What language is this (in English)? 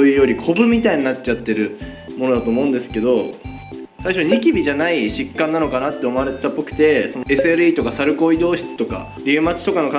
Japanese